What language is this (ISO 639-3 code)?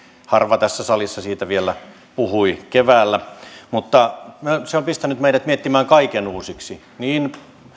fin